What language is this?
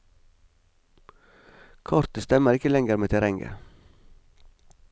Norwegian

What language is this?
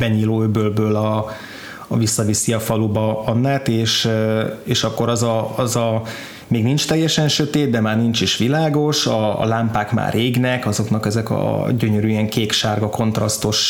Hungarian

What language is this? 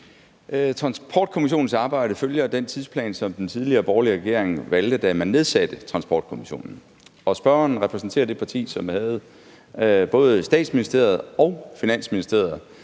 Danish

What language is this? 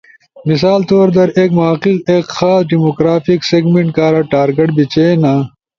Ushojo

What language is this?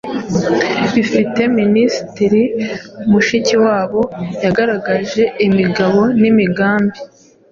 Kinyarwanda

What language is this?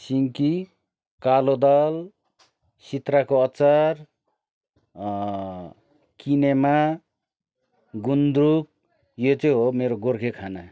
Nepali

